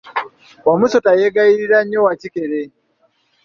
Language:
Ganda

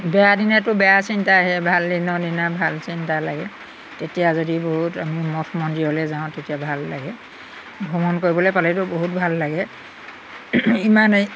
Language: Assamese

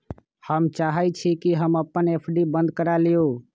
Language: Magahi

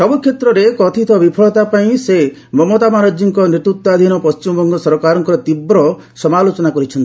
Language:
Odia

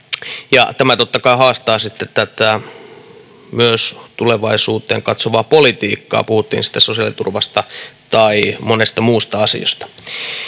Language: Finnish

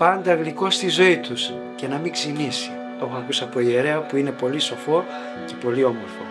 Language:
Greek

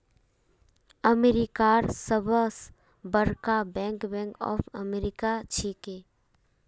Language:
Magahi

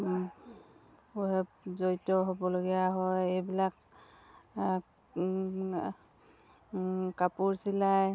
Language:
Assamese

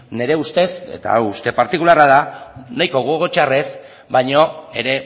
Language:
Basque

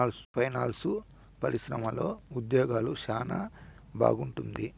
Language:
Telugu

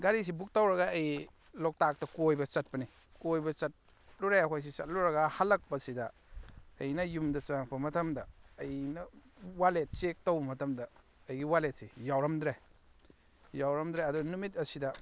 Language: Manipuri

